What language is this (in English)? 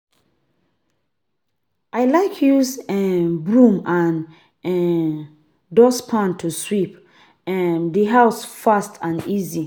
Nigerian Pidgin